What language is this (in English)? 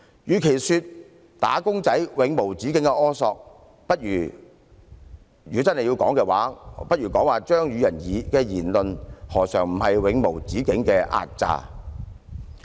Cantonese